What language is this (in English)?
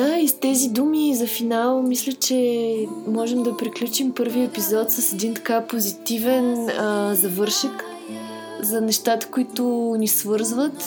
Bulgarian